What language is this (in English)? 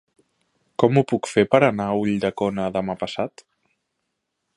Catalan